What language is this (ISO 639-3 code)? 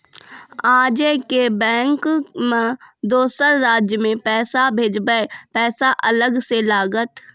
mai